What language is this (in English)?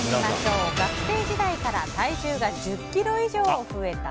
Japanese